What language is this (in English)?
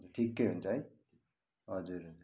Nepali